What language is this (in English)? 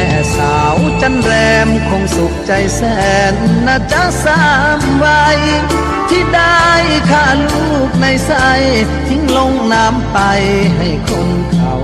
Thai